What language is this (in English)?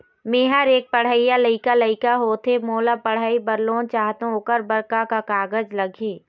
Chhattisgarhi